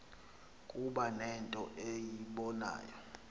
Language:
Xhosa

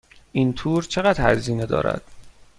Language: Persian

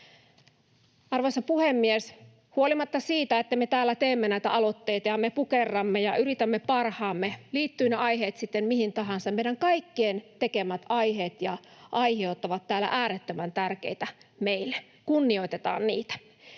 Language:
Finnish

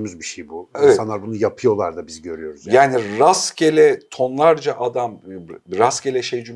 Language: Turkish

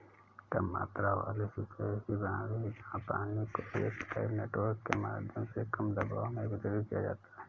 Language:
Hindi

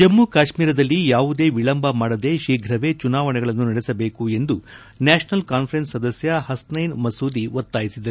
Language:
Kannada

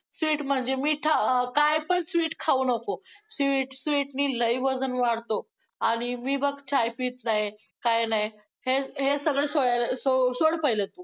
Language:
Marathi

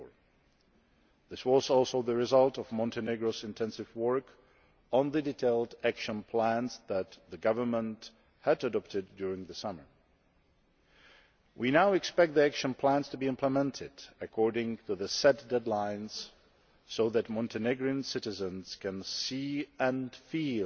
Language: English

